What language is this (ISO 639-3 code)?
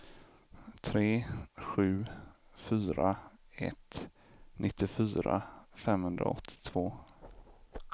swe